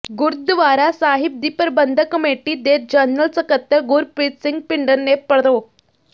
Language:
Punjabi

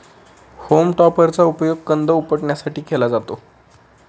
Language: Marathi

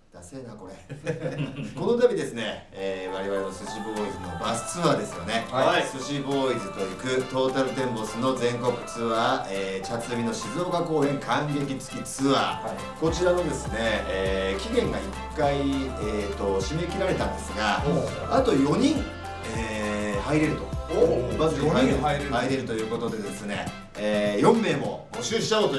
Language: Japanese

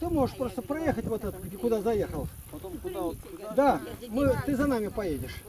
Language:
Russian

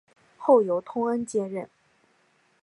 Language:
Chinese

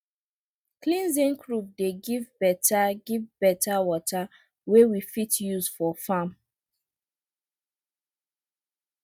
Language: Nigerian Pidgin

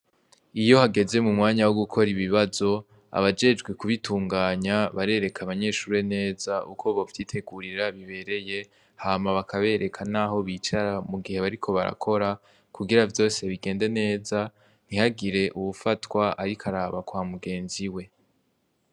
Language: Rundi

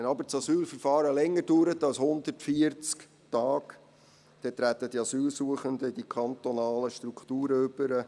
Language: Swiss German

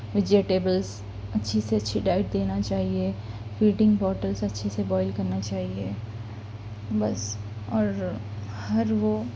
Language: Urdu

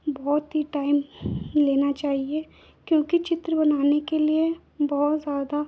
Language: Hindi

